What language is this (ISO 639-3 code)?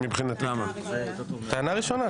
heb